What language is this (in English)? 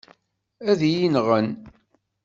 Kabyle